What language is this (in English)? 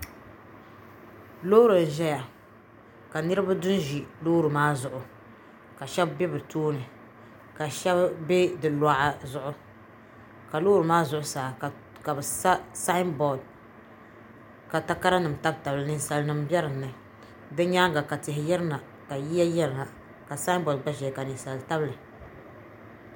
Dagbani